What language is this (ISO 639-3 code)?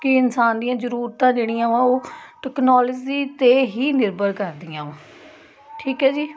pan